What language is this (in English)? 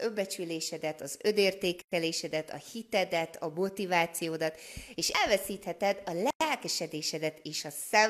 Hungarian